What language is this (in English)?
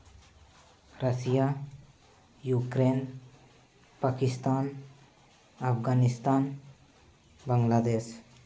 Santali